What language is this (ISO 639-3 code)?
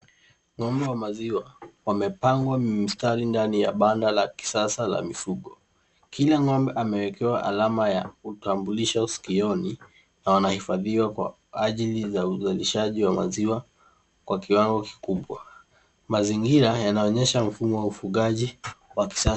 swa